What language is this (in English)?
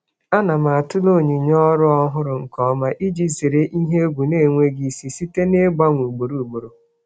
Igbo